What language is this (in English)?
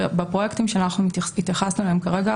Hebrew